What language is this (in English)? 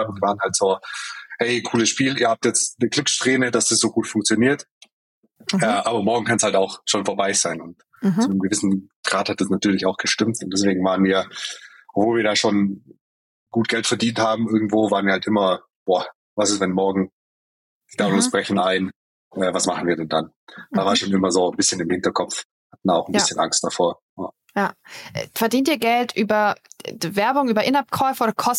German